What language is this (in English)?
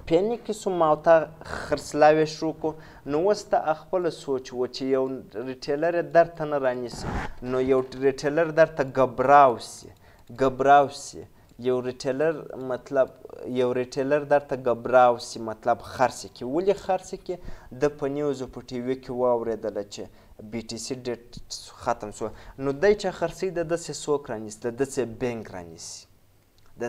Romanian